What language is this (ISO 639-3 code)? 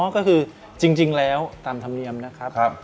tha